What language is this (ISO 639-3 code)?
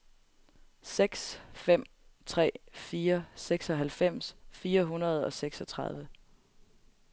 dan